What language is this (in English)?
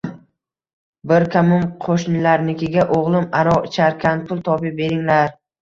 Uzbek